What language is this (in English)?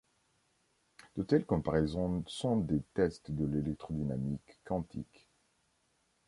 French